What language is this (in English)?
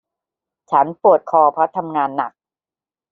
Thai